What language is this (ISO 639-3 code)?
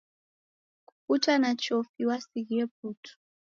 dav